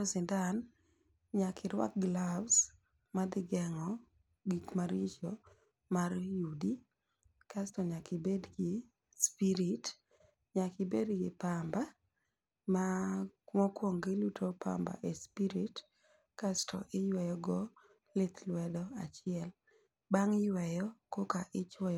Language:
Luo (Kenya and Tanzania)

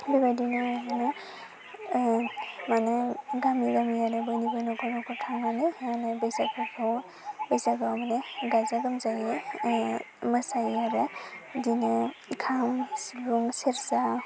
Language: Bodo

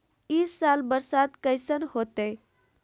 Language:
Magahi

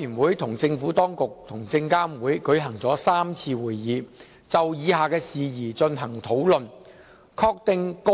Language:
Cantonese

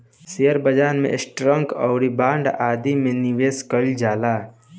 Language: Bhojpuri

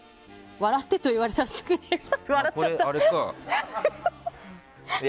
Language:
Japanese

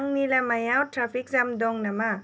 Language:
Bodo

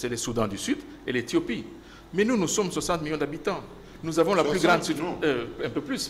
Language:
French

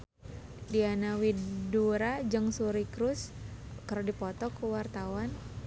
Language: Sundanese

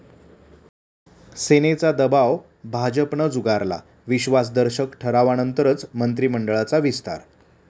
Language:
Marathi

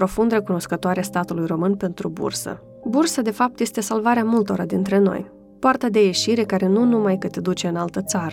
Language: Romanian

